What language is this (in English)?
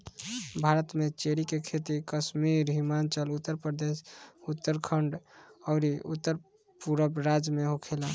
Bhojpuri